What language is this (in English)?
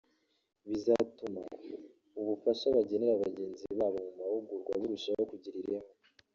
Kinyarwanda